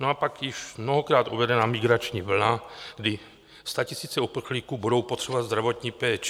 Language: Czech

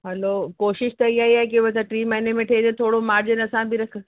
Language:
Sindhi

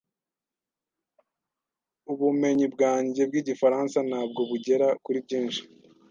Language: Kinyarwanda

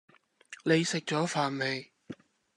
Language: Cantonese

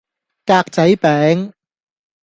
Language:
Cantonese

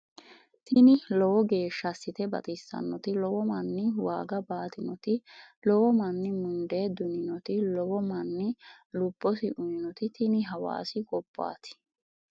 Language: Sidamo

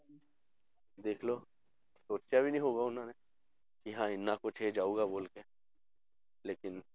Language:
Punjabi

